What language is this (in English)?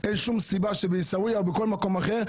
Hebrew